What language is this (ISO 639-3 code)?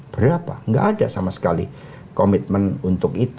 ind